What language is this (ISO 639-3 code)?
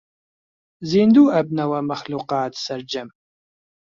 ckb